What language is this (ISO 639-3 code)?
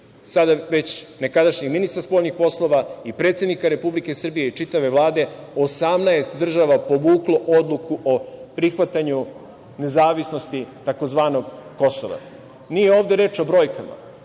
srp